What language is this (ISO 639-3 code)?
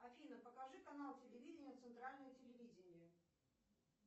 rus